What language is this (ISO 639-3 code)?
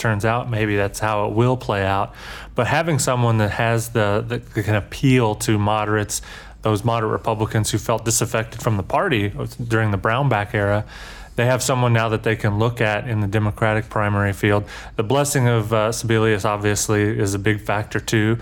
eng